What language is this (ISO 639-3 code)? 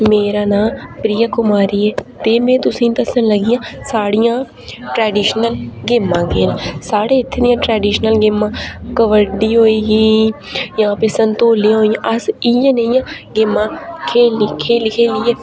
doi